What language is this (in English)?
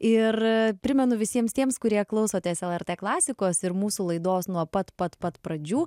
Lithuanian